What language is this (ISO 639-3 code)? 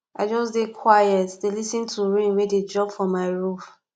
pcm